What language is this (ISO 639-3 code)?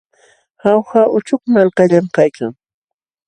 qxw